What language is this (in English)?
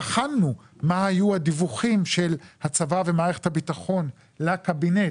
Hebrew